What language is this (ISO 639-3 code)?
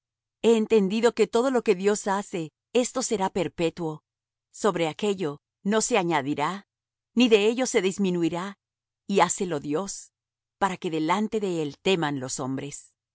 spa